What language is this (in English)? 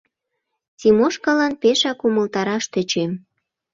Mari